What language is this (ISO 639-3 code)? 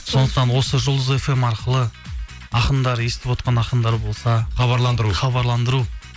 kaz